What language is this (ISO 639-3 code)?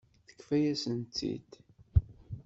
kab